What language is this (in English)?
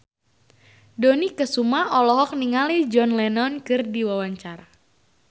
Sundanese